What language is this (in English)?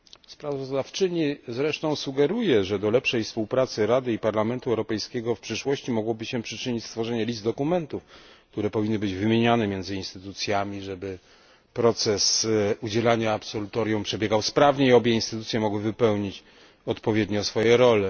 Polish